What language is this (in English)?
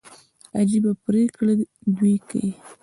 Pashto